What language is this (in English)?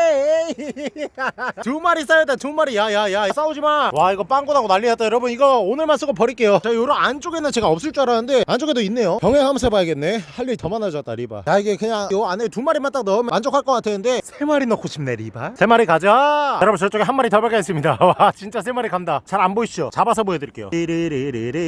Korean